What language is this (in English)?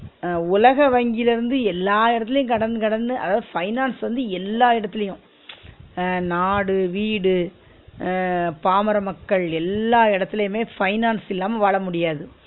Tamil